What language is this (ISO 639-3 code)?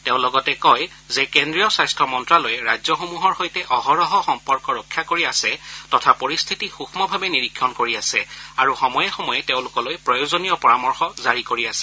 asm